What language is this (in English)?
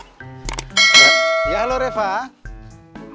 Indonesian